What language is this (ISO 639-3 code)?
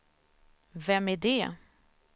swe